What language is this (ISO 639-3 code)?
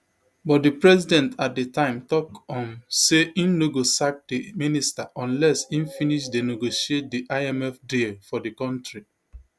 pcm